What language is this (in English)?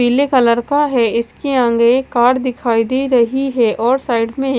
Hindi